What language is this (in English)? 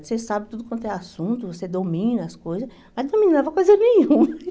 Portuguese